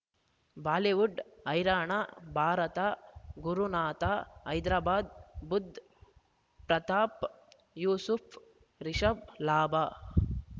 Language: Kannada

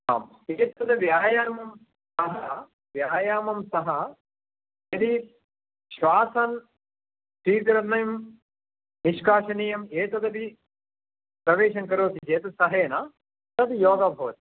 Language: Sanskrit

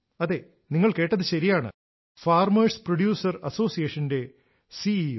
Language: Malayalam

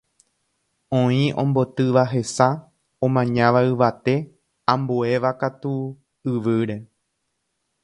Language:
Guarani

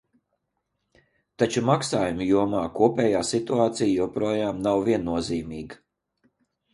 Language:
Latvian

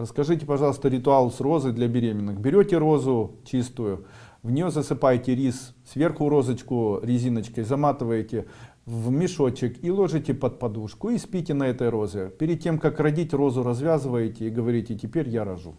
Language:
Russian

